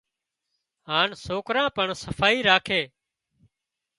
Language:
Wadiyara Koli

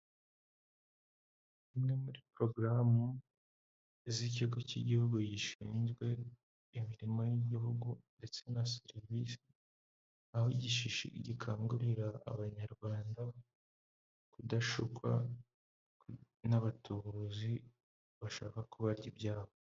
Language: Kinyarwanda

